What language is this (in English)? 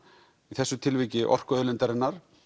Icelandic